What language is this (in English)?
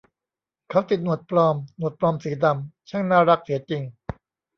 Thai